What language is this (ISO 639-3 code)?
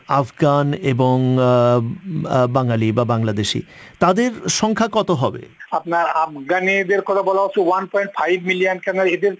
ben